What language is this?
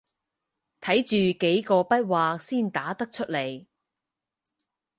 Cantonese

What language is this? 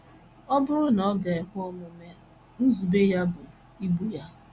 Igbo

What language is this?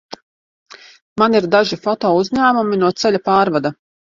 Latvian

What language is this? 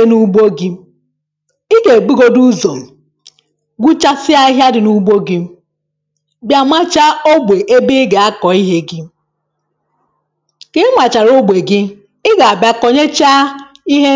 Igbo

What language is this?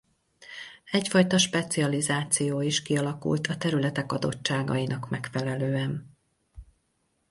Hungarian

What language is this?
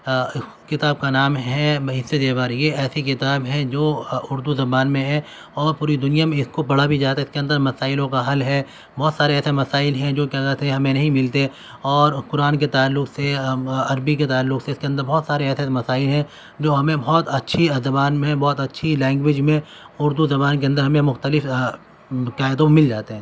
Urdu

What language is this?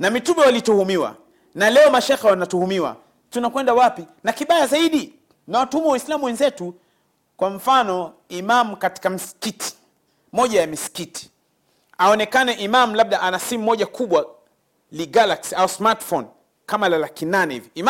Swahili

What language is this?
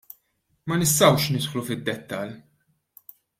Maltese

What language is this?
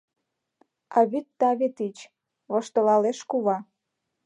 Mari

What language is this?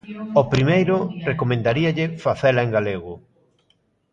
Galician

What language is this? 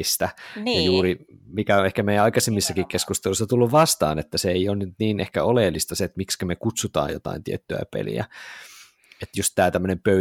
Finnish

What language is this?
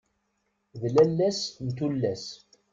Kabyle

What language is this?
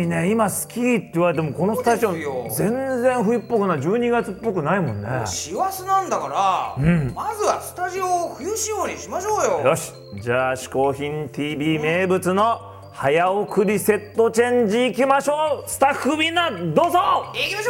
Japanese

